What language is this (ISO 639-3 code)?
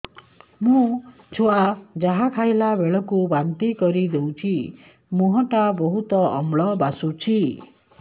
ori